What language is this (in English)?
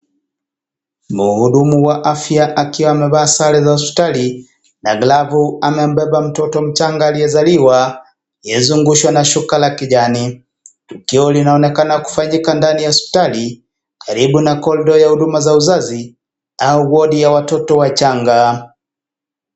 Swahili